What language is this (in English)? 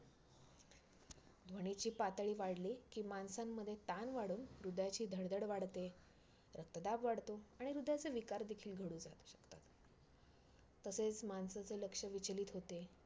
Marathi